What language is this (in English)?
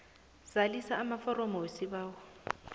South Ndebele